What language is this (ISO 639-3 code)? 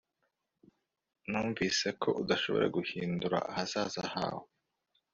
kin